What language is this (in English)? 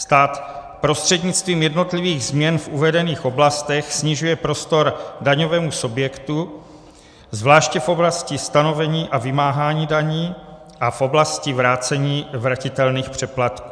Czech